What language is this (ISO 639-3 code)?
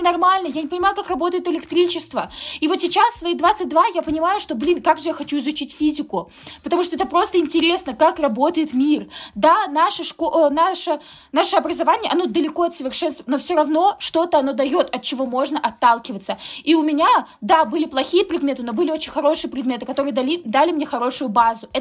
rus